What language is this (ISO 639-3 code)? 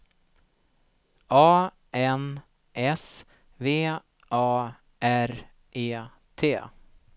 swe